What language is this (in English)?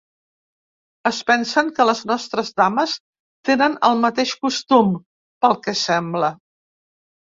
Catalan